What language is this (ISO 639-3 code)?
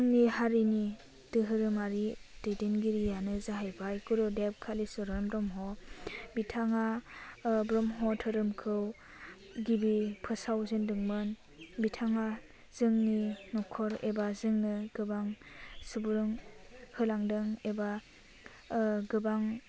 brx